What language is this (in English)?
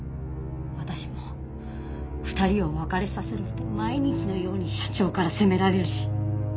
Japanese